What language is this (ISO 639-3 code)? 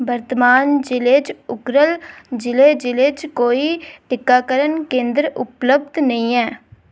doi